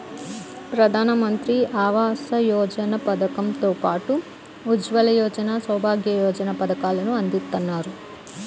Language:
Telugu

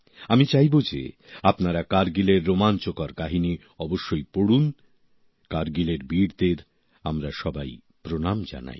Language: Bangla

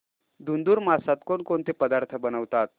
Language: Marathi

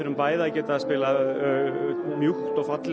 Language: Icelandic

